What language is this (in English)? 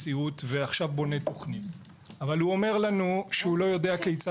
Hebrew